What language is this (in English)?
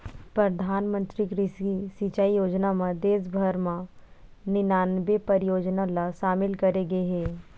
Chhattisgarhi